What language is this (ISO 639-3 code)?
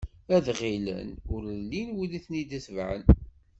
kab